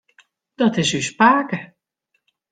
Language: Western Frisian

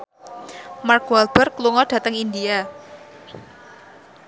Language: Javanese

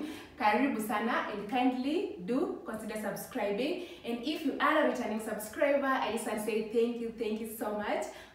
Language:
English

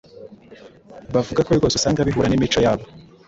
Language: Kinyarwanda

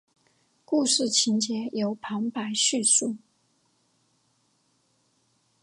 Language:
Chinese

